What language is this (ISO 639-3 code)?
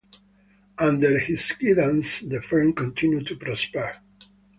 eng